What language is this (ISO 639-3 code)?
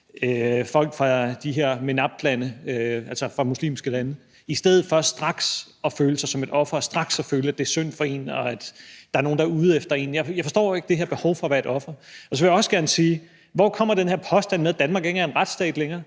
dan